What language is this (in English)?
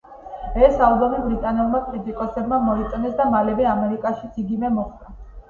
Georgian